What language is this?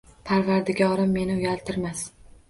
Uzbek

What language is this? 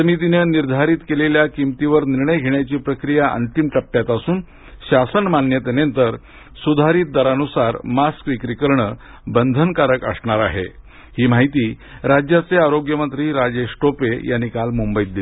Marathi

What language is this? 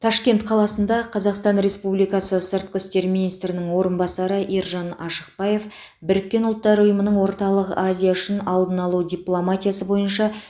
Kazakh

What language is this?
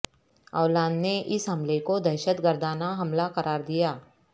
Urdu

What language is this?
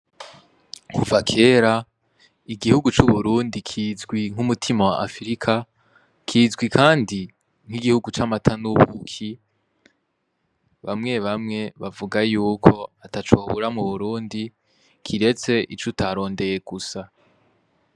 Rundi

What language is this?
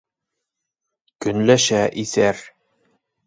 Bashkir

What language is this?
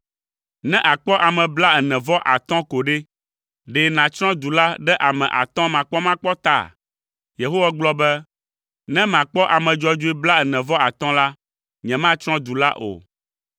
Ewe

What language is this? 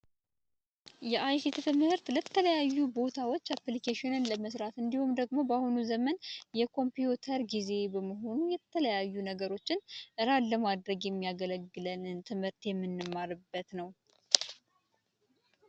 Amharic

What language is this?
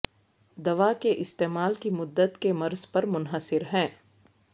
Urdu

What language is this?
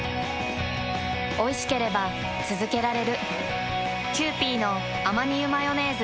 Japanese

